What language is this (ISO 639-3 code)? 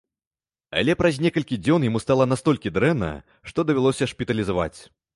bel